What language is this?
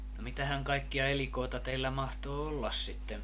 Finnish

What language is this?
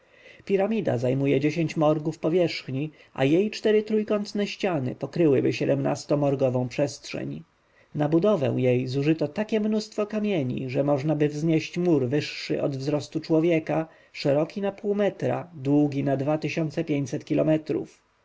Polish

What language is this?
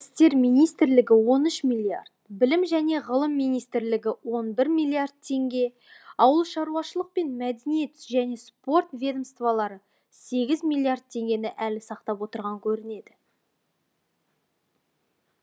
Kazakh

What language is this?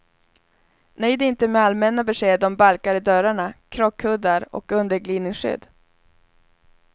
Swedish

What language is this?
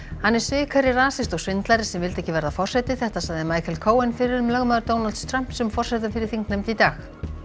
Icelandic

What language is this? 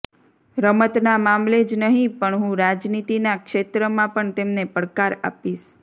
Gujarati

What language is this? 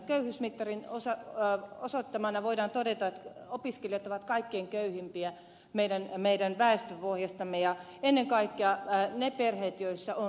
Finnish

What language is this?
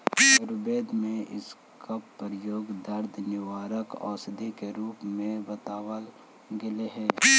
Magahi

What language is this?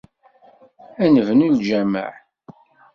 Kabyle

